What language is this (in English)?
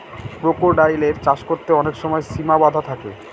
Bangla